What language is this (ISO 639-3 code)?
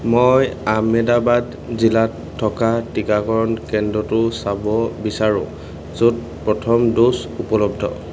asm